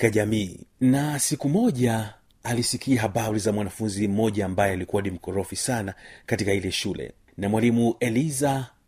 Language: Swahili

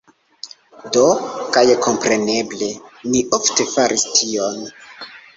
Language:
Esperanto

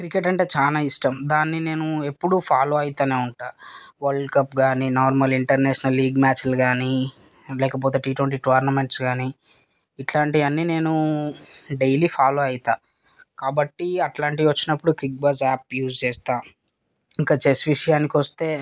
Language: Telugu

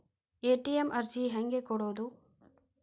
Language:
Kannada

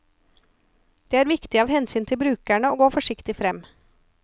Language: Norwegian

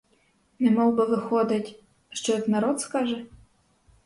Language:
Ukrainian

